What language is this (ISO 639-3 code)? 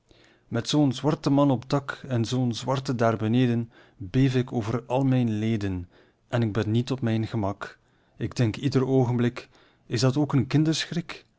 nld